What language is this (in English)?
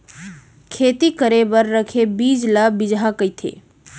Chhattisgarhi